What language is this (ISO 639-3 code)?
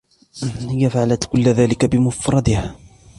ara